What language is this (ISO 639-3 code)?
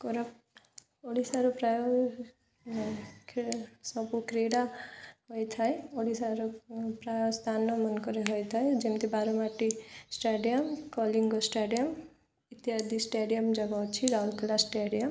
ori